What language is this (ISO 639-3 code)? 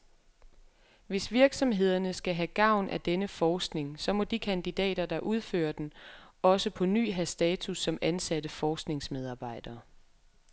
dan